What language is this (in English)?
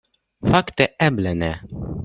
Esperanto